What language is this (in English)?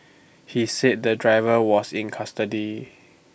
English